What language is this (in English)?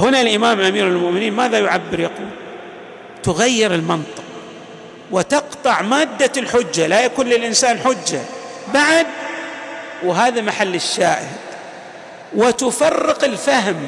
Arabic